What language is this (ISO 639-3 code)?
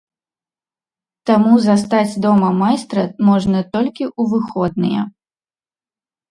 bel